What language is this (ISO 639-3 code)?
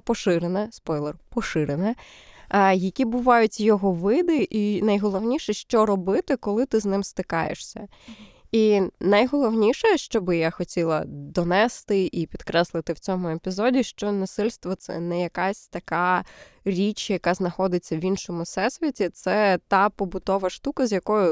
ukr